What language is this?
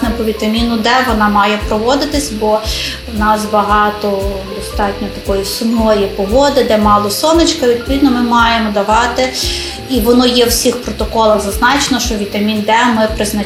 Ukrainian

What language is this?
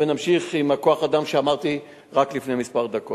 Hebrew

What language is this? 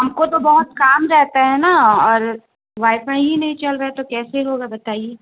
Urdu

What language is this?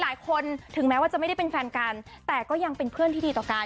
Thai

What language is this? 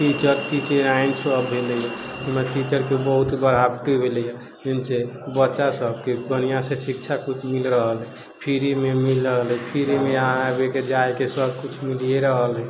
Maithili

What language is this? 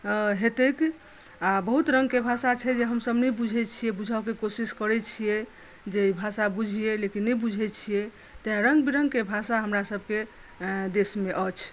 Maithili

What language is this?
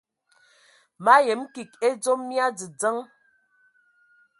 Ewondo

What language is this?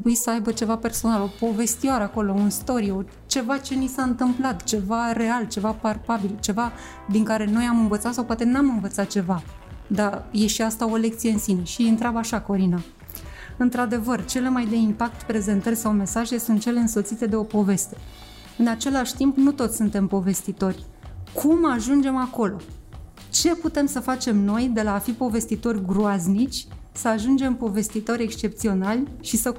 Romanian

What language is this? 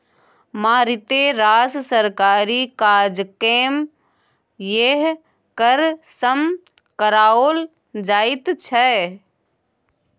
Maithili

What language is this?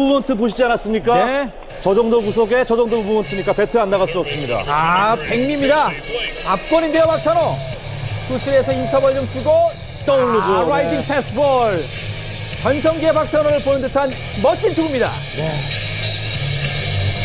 Korean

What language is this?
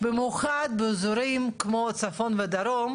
Hebrew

